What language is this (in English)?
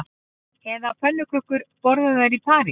Icelandic